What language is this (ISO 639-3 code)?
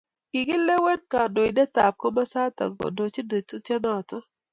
kln